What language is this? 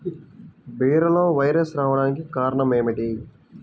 Telugu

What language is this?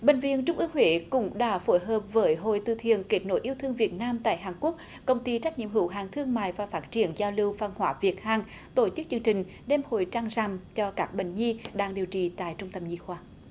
Vietnamese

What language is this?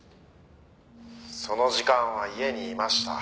Japanese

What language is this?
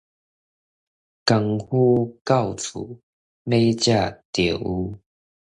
Min Nan Chinese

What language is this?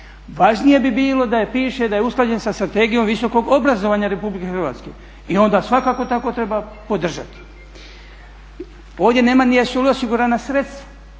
Croatian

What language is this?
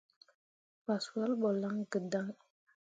Mundang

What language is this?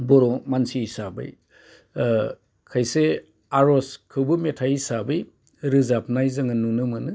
Bodo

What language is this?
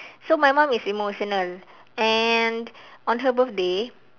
English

